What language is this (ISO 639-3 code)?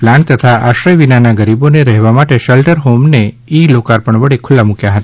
guj